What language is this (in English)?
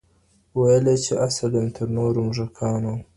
Pashto